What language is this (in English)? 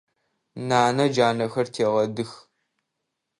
Adyghe